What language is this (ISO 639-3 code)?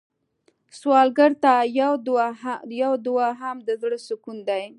pus